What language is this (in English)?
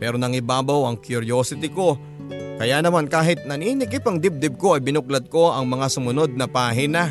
Filipino